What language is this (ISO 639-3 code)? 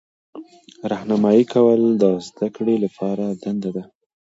pus